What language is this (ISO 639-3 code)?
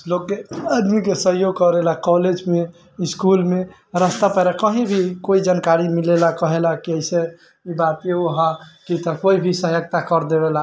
mai